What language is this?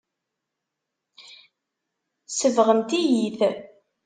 Kabyle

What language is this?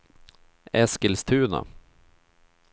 Swedish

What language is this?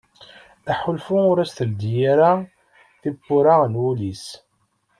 Kabyle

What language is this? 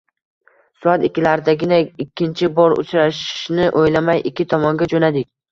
Uzbek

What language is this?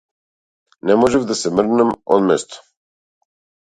Macedonian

